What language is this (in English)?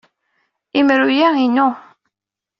Kabyle